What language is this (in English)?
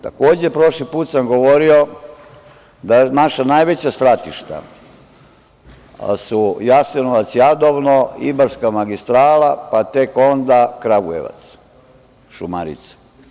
Serbian